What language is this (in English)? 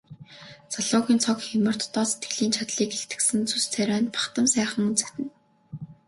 Mongolian